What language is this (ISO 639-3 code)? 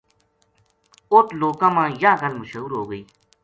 gju